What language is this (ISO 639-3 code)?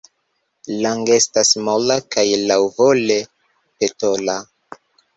epo